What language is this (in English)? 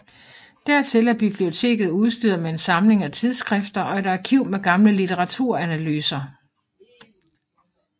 Danish